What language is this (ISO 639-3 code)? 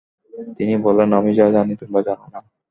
ben